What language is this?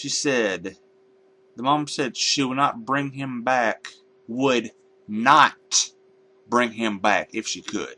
English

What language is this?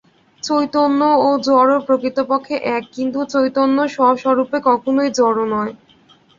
Bangla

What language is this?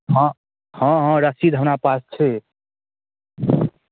Maithili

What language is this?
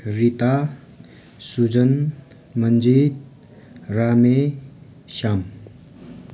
Nepali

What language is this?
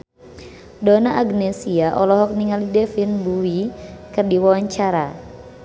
Sundanese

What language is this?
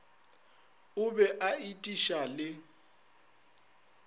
Northern Sotho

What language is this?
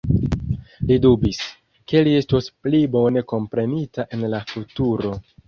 Esperanto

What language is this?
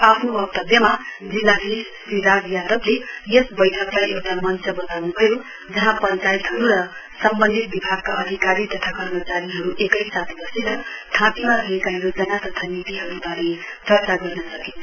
Nepali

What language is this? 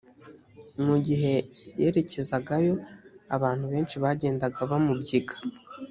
Kinyarwanda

